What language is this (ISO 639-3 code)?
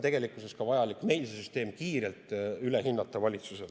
est